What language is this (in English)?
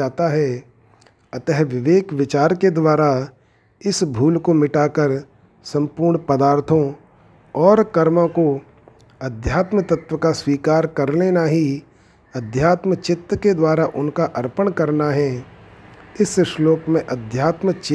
Hindi